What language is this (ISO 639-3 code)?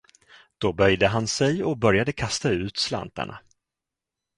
swe